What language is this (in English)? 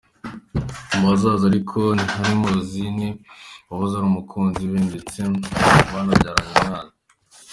Kinyarwanda